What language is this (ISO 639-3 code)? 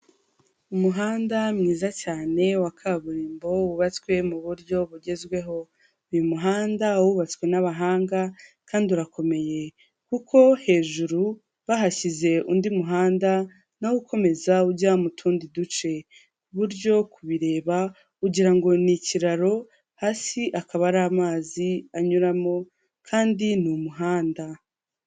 kin